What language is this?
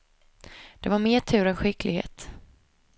Swedish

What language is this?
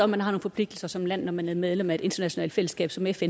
Danish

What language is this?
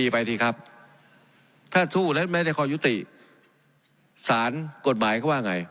Thai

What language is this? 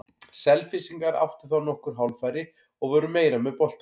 Icelandic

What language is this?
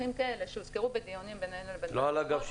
Hebrew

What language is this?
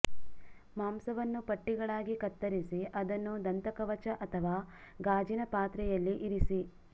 Kannada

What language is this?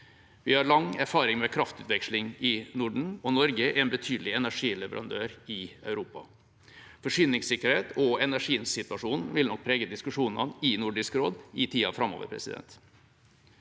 Norwegian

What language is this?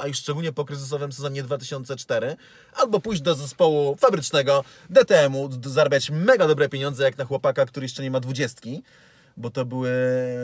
Polish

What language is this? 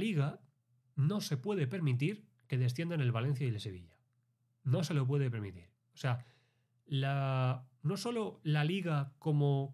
Spanish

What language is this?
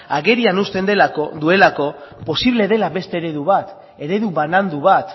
Basque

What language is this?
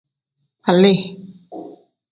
Tem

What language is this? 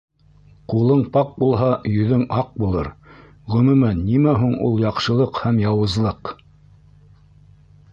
Bashkir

